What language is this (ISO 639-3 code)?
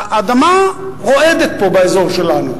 heb